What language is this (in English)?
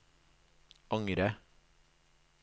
Norwegian